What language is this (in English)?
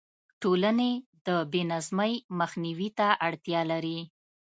Pashto